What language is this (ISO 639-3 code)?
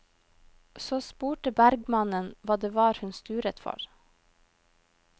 nor